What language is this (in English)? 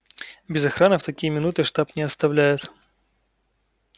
Russian